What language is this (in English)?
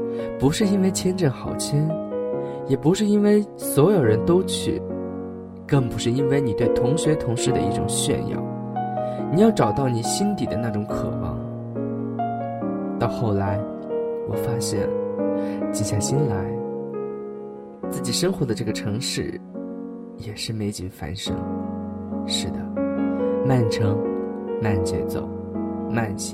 Chinese